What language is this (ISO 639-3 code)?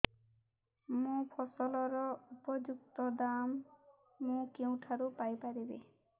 ori